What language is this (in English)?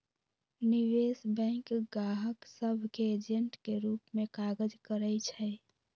Magahi